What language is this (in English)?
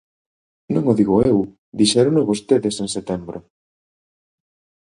Galician